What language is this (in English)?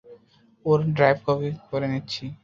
Bangla